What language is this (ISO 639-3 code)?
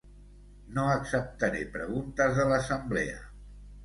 cat